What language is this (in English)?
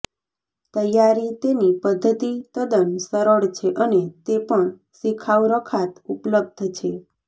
Gujarati